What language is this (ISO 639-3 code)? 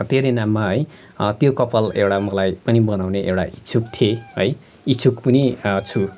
nep